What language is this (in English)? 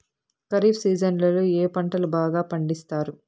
Telugu